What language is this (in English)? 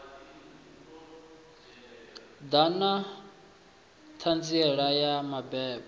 Venda